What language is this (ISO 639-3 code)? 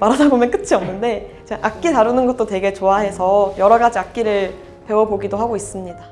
kor